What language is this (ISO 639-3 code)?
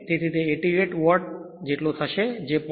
guj